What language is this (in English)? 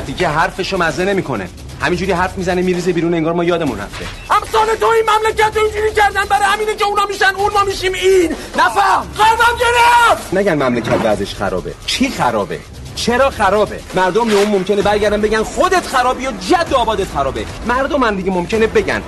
Persian